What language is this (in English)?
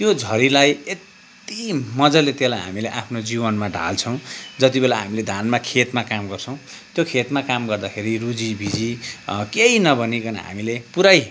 Nepali